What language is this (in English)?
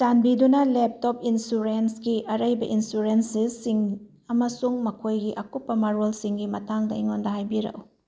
Manipuri